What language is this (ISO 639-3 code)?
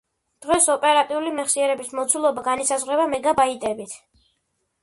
kat